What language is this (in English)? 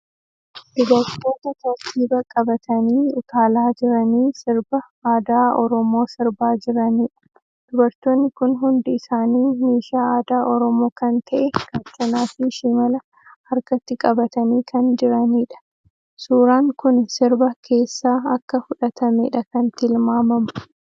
Oromo